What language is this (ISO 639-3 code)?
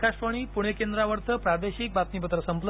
mar